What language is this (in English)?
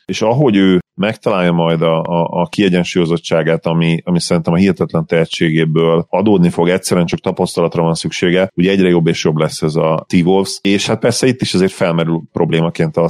Hungarian